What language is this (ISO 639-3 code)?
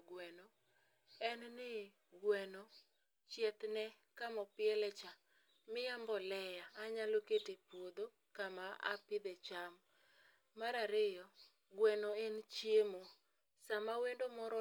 luo